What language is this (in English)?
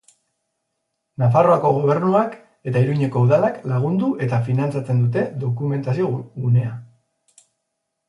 Basque